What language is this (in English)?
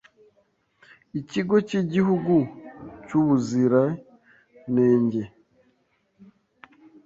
Kinyarwanda